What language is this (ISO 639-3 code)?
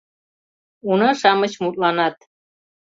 chm